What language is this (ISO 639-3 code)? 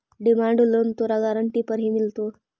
mag